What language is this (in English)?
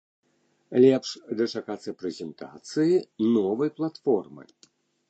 Belarusian